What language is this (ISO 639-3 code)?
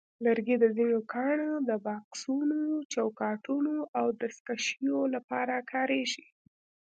pus